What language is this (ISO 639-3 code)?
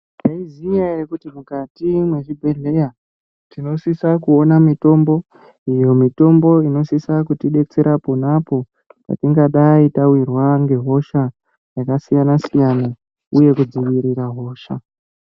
ndc